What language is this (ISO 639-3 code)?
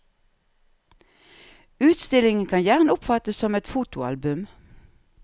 nor